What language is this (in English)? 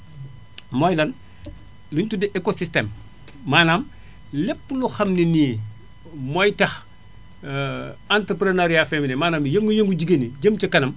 Wolof